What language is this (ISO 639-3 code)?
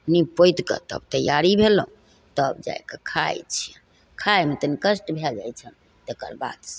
mai